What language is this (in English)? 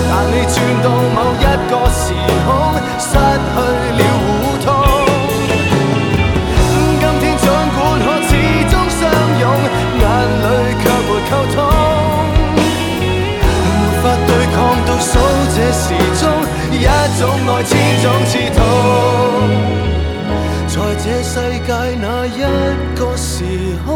Chinese